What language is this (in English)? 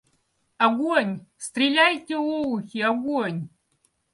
Russian